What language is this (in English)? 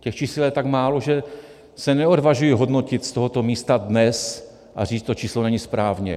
Czech